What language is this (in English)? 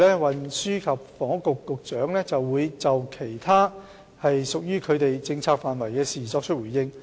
Cantonese